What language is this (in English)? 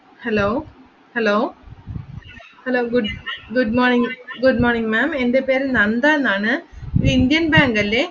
Malayalam